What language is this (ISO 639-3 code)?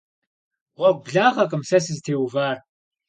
kbd